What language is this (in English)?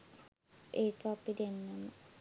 Sinhala